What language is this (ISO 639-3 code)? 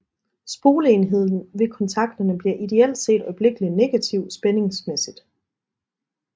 dan